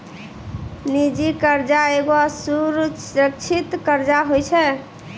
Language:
Maithili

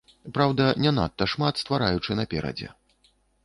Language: Belarusian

